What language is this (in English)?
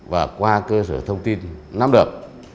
Vietnamese